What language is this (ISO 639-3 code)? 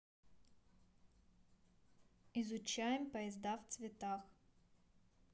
rus